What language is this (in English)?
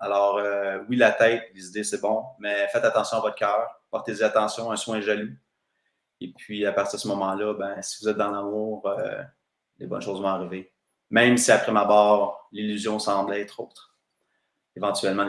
French